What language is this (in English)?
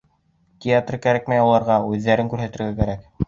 Bashkir